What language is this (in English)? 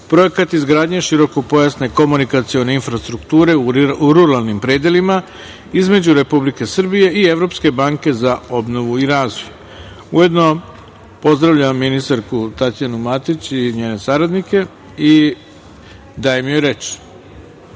Serbian